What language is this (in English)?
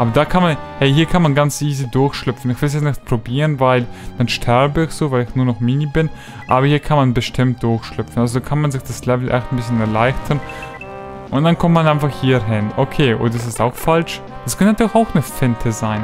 German